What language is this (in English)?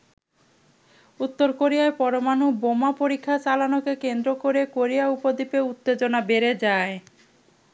Bangla